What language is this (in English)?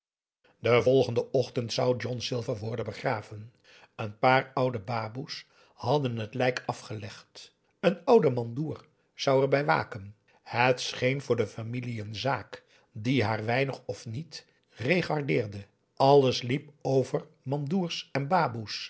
Dutch